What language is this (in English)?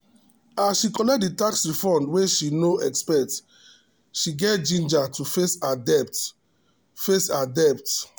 Nigerian Pidgin